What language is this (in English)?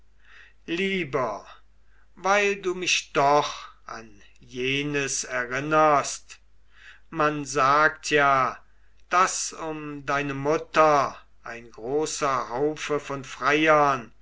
German